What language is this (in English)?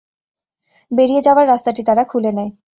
Bangla